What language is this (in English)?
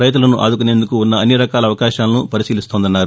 Telugu